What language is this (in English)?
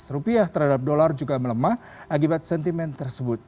Indonesian